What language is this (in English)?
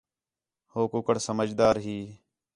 Khetrani